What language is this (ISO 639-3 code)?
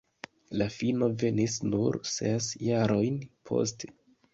epo